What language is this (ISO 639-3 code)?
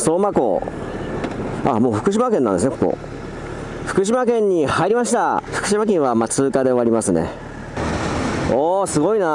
jpn